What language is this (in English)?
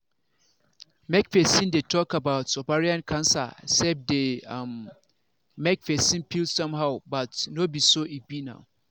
Nigerian Pidgin